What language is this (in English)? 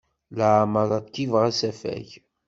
Kabyle